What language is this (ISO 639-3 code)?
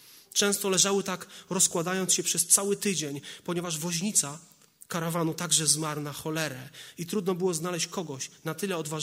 pol